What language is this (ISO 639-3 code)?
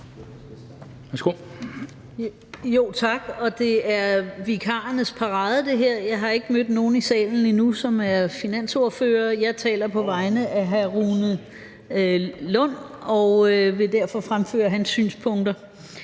dan